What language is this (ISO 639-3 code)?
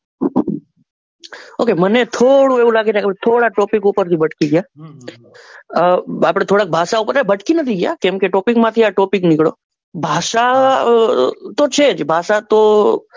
guj